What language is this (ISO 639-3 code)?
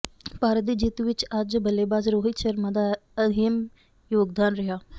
pan